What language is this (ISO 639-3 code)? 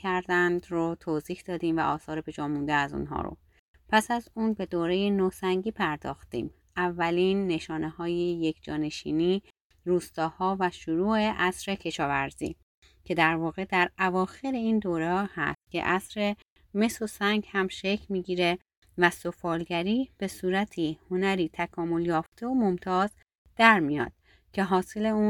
fas